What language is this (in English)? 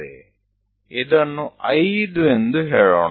Gujarati